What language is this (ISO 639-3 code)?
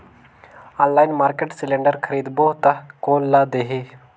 hne